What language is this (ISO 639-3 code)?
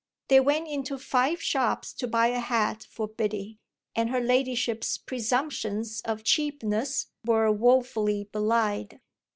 eng